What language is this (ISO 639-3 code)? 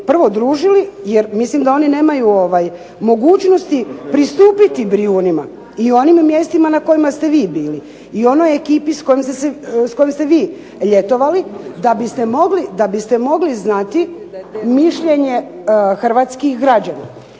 hrv